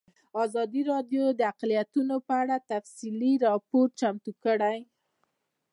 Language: Pashto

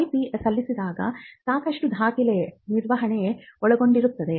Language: Kannada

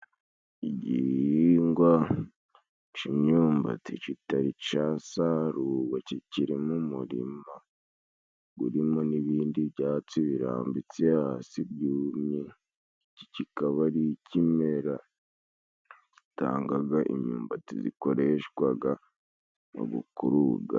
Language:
Kinyarwanda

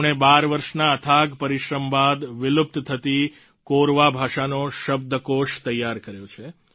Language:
Gujarati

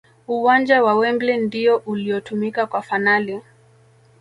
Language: Swahili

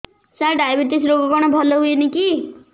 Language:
Odia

